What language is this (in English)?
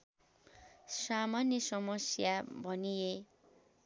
Nepali